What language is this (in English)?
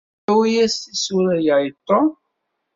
Kabyle